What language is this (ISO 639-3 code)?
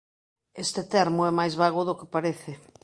glg